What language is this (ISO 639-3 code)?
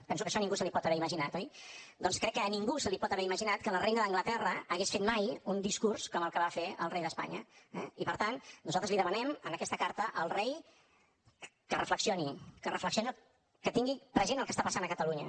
cat